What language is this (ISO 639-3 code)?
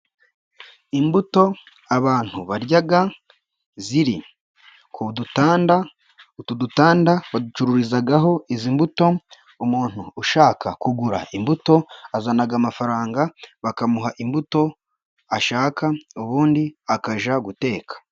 kin